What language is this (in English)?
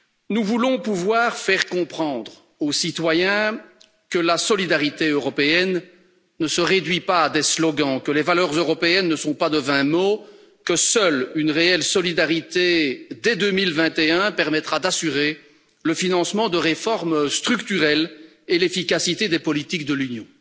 French